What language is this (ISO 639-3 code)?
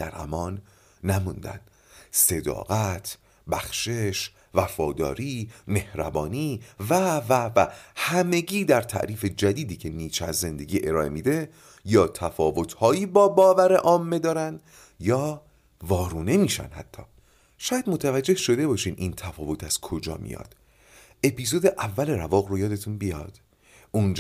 fas